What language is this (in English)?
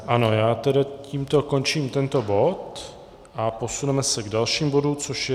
Czech